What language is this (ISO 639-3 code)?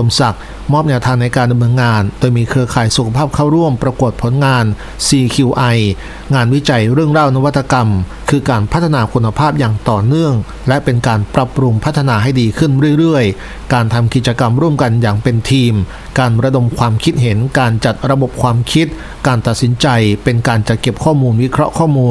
tha